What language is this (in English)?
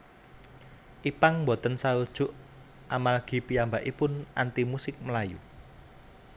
Javanese